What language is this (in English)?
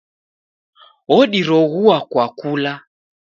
Taita